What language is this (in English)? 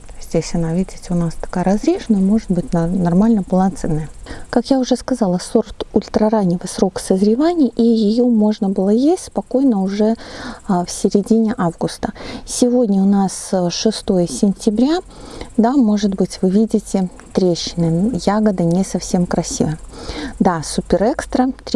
Russian